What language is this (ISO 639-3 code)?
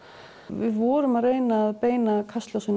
isl